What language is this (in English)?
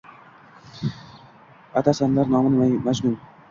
Uzbek